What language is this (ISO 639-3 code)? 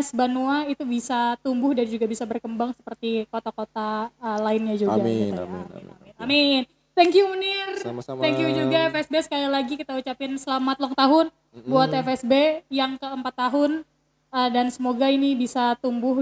ind